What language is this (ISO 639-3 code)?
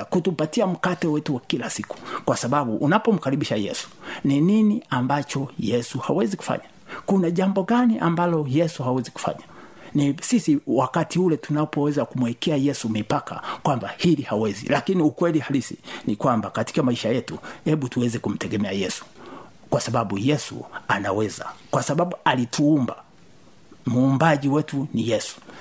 swa